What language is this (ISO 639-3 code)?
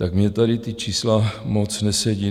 ces